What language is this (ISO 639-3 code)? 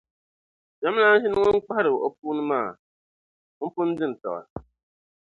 dag